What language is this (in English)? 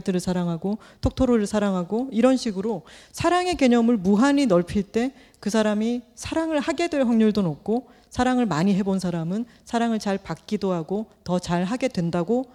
Korean